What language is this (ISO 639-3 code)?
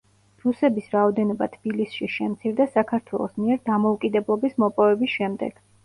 kat